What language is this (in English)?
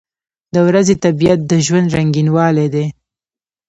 Pashto